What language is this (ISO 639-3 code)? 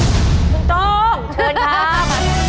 tha